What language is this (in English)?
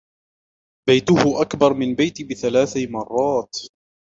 Arabic